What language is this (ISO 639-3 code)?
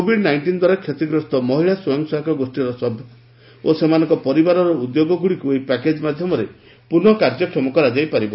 ori